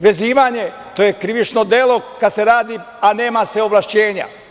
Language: Serbian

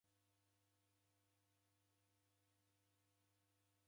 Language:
Taita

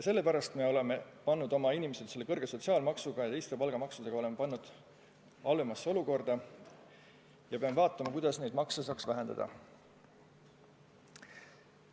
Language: Estonian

